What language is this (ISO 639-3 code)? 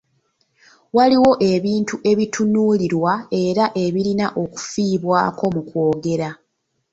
lug